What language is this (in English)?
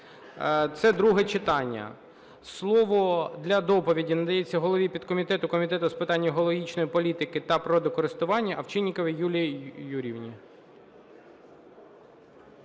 Ukrainian